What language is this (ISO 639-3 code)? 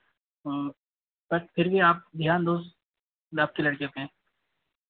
hin